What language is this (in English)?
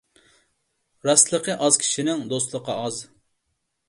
Uyghur